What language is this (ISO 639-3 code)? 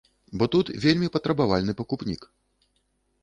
bel